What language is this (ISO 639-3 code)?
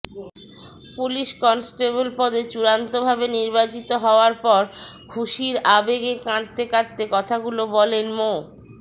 ben